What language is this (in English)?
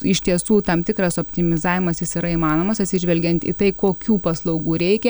Lithuanian